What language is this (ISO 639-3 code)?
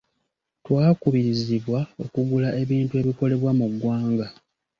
lug